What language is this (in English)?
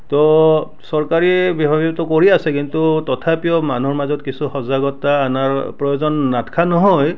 Assamese